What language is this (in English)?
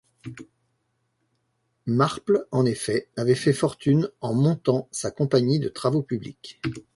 French